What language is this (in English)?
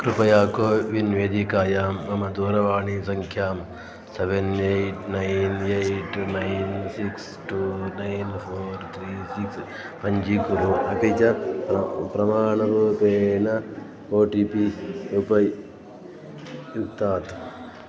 Sanskrit